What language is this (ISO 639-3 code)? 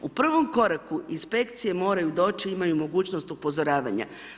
hrv